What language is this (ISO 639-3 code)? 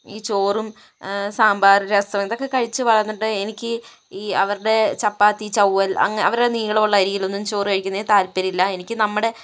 mal